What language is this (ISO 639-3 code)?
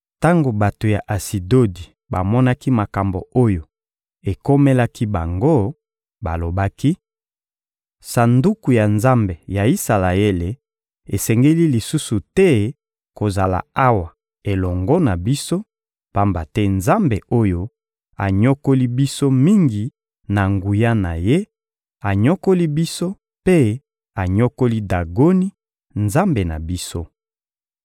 lin